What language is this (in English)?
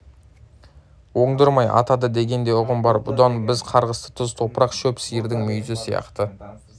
Kazakh